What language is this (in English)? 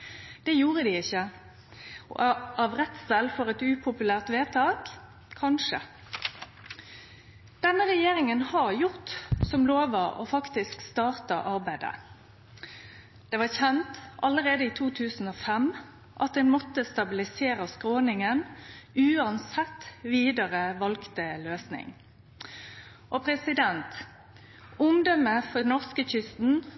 Norwegian Nynorsk